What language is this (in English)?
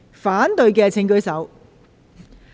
Cantonese